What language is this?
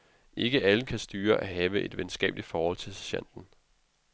Danish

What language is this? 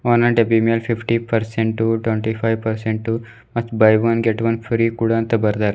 Kannada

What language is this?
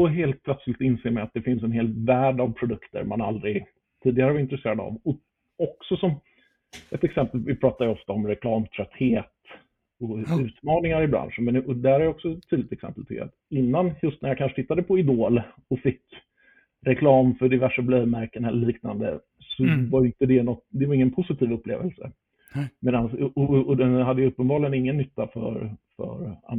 Swedish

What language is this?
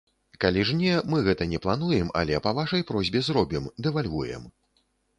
Belarusian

